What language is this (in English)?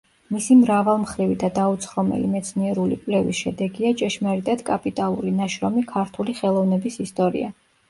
Georgian